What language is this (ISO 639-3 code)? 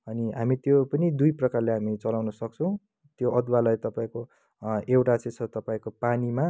nep